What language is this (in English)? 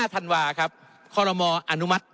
Thai